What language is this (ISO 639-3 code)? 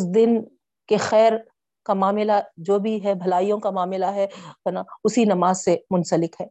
urd